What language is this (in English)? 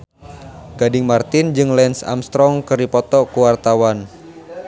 Sundanese